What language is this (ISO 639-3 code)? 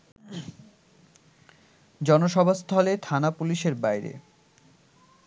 ben